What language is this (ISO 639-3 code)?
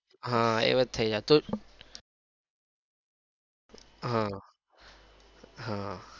guj